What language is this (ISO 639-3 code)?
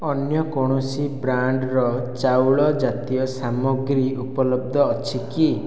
ori